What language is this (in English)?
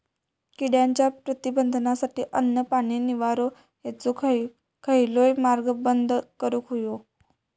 Marathi